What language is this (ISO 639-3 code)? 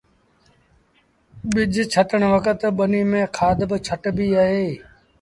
sbn